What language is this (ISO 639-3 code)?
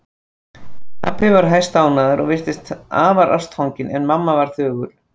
isl